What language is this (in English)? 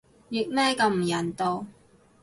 Cantonese